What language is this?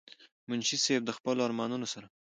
Pashto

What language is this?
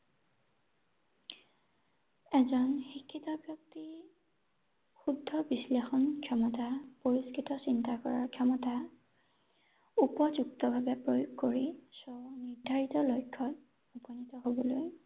Assamese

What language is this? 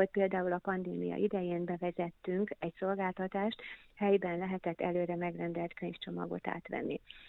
Hungarian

